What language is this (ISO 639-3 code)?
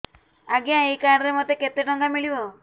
ori